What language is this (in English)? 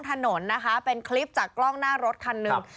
Thai